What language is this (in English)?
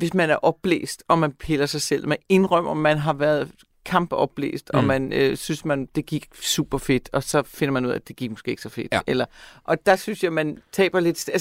Danish